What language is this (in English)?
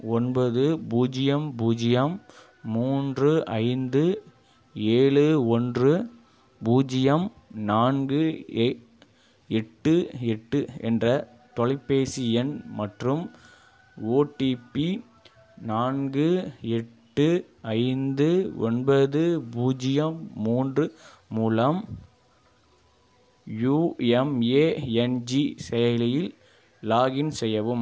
Tamil